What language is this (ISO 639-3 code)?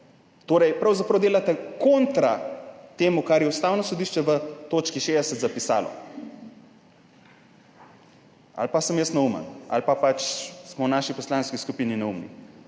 slv